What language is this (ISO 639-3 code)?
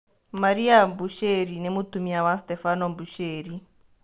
kik